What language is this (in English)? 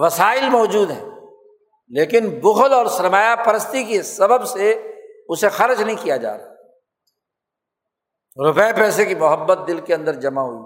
Urdu